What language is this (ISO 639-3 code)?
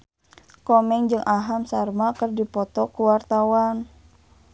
sun